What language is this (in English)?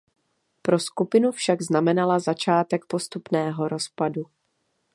Czech